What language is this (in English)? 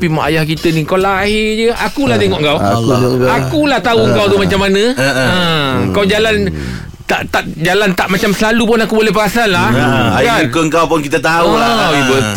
Malay